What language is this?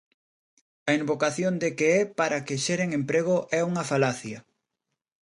Galician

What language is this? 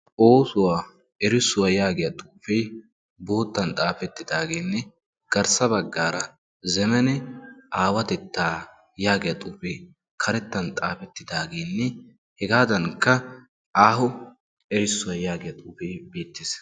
Wolaytta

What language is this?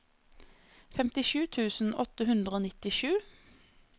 Norwegian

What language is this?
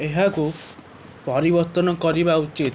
Odia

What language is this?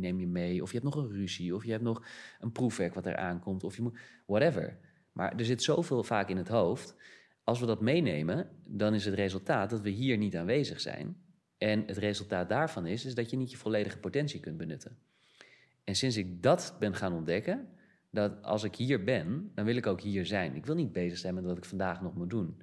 Dutch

